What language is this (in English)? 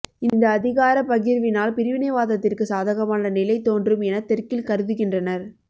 Tamil